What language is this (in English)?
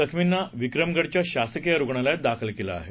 Marathi